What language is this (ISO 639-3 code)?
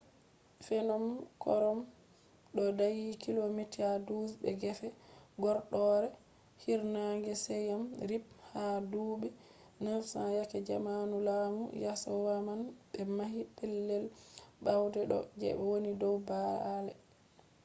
ful